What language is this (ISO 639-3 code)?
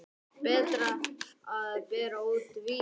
isl